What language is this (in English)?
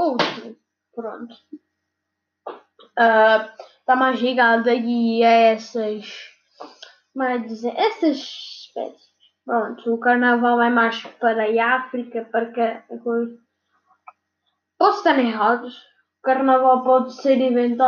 Portuguese